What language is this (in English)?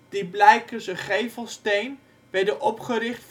Dutch